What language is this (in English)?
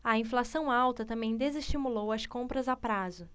Portuguese